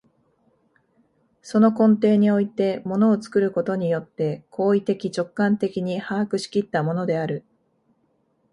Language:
Japanese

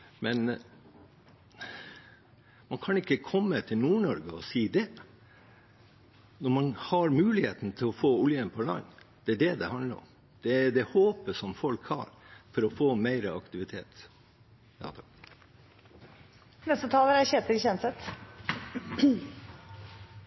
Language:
Norwegian Bokmål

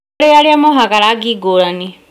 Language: Kikuyu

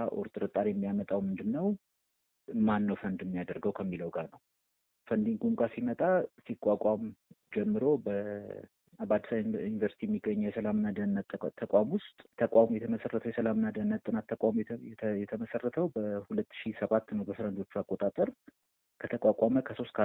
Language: Amharic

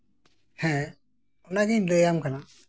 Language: Santali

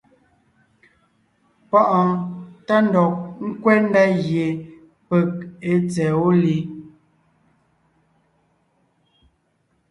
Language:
Ngiemboon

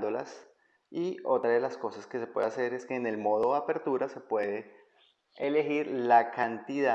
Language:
Spanish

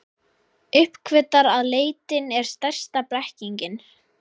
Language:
Icelandic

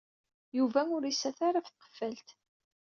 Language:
Kabyle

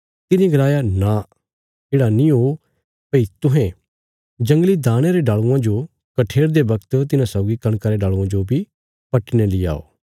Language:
Bilaspuri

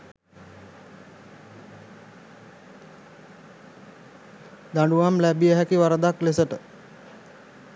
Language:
Sinhala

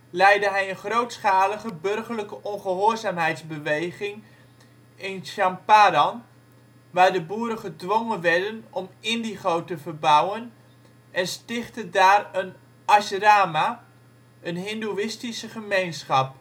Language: Dutch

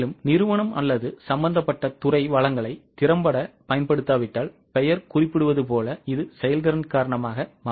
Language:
Tamil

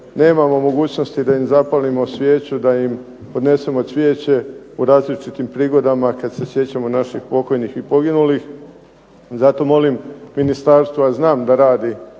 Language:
Croatian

